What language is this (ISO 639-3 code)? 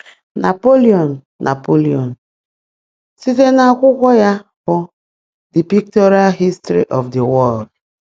ibo